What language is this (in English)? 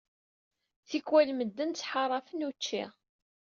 Kabyle